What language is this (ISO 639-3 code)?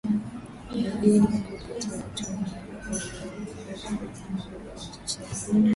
swa